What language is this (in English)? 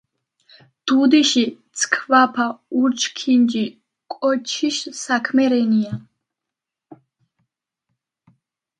Georgian